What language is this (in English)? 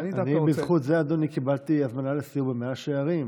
Hebrew